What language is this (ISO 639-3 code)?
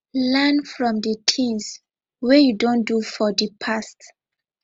pcm